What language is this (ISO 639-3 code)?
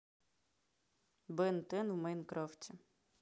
rus